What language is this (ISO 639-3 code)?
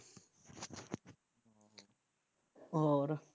pan